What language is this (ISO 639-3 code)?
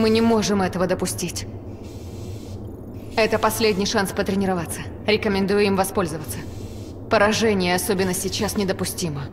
rus